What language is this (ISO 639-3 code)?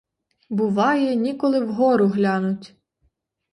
ukr